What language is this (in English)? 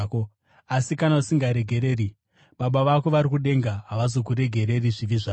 Shona